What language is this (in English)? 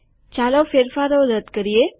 Gujarati